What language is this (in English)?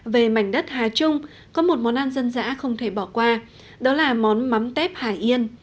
Vietnamese